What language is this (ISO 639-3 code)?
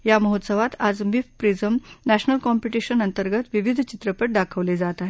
mar